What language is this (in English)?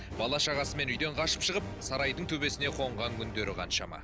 Kazakh